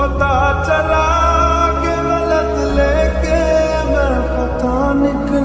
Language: Arabic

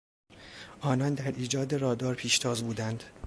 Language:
Persian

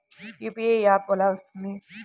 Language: Telugu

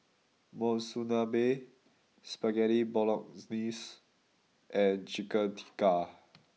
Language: English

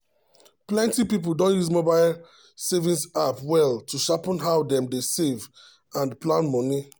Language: Nigerian Pidgin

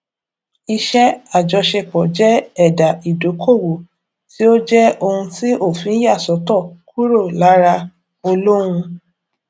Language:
Yoruba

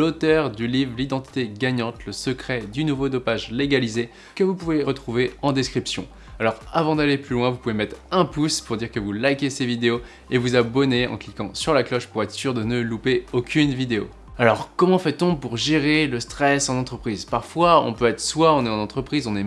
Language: French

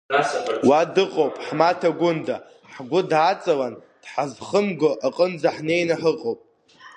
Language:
Abkhazian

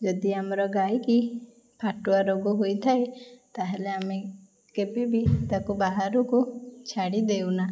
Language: Odia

